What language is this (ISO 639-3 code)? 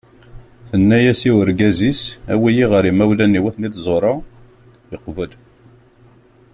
kab